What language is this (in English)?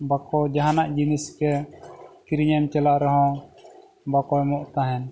Santali